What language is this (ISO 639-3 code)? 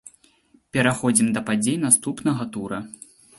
bel